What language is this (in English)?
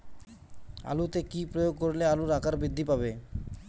Bangla